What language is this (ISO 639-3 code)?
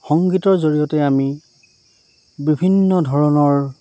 asm